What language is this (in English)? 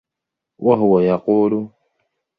Arabic